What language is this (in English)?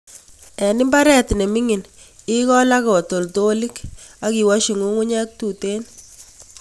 Kalenjin